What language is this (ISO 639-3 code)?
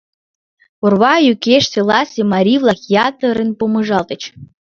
chm